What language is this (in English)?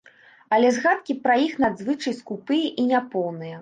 Belarusian